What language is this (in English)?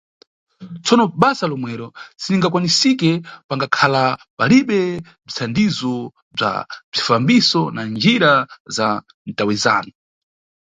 Nyungwe